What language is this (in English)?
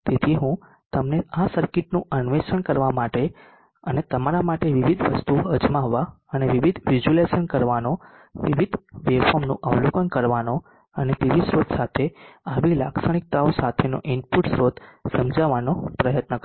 Gujarati